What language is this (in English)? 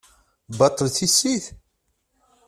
Kabyle